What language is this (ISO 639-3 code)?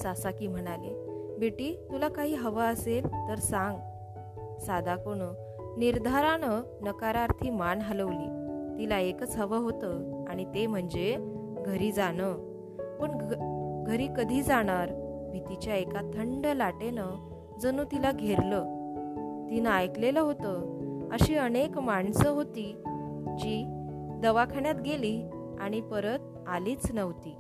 mar